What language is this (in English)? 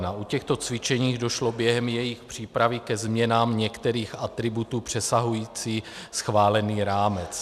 Czech